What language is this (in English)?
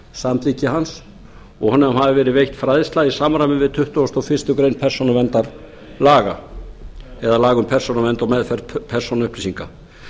Icelandic